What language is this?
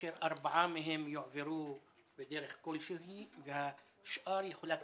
Hebrew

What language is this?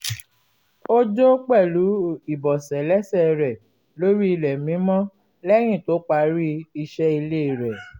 Yoruba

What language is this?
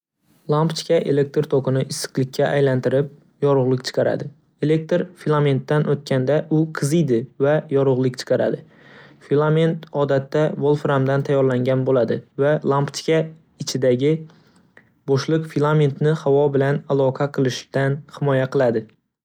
Uzbek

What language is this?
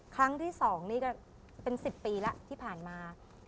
Thai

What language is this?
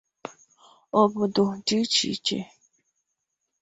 Igbo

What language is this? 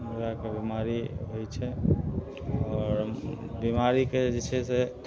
Maithili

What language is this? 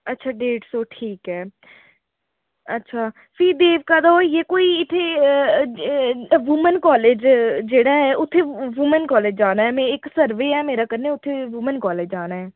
Dogri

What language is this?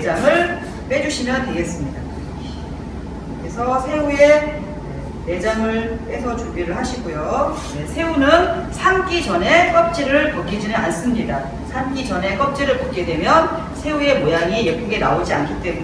Korean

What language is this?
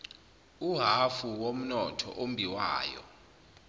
Zulu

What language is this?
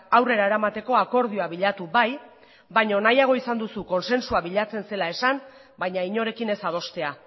Basque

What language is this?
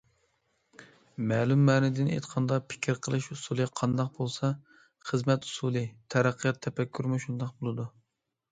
Uyghur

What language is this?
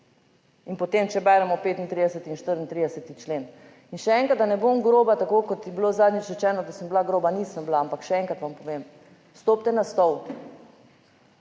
Slovenian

